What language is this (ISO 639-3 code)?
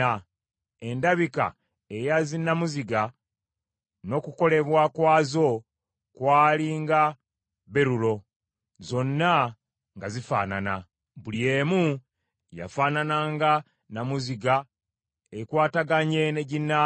lug